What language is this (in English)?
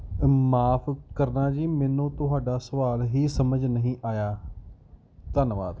Punjabi